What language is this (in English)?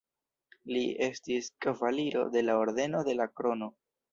Esperanto